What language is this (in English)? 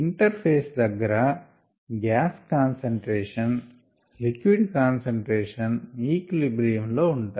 Telugu